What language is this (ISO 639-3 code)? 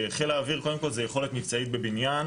heb